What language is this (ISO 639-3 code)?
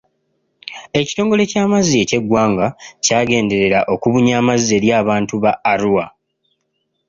lug